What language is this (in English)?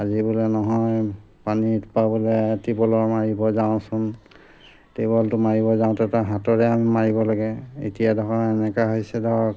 Assamese